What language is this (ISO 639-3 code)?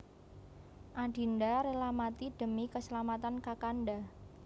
jav